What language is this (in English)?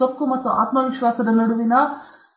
Kannada